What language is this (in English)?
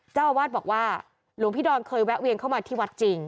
Thai